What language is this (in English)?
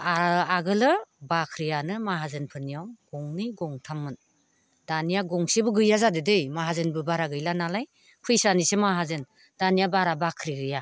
Bodo